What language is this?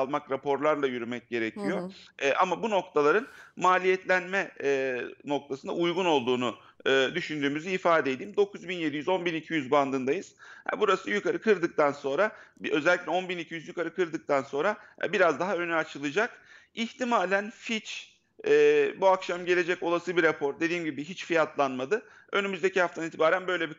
Turkish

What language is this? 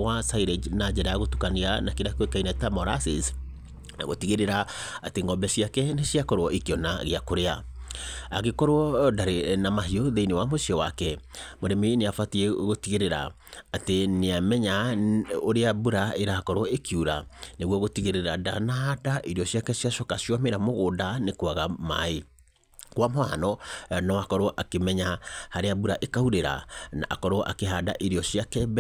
Kikuyu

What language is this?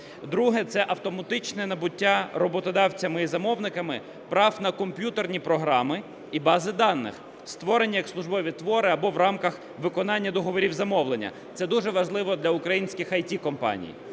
Ukrainian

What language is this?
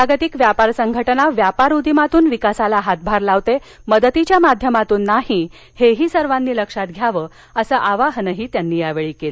Marathi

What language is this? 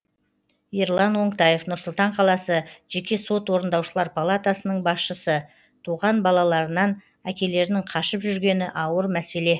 Kazakh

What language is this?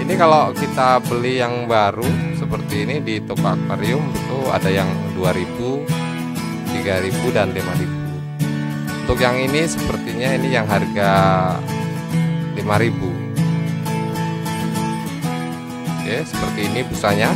Indonesian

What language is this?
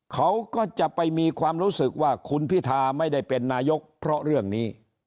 Thai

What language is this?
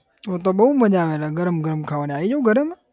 Gujarati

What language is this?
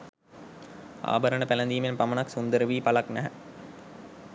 Sinhala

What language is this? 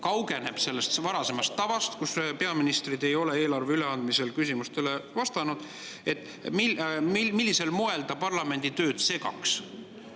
Estonian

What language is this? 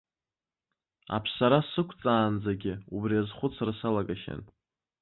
Abkhazian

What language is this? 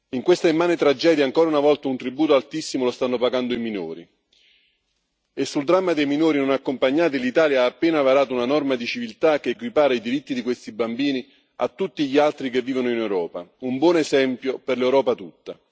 Italian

